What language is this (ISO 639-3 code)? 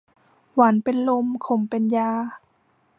tha